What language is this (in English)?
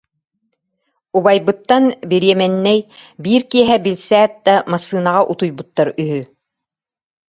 Yakut